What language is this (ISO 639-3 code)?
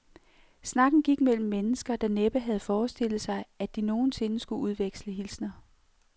dan